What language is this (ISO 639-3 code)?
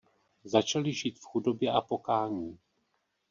ces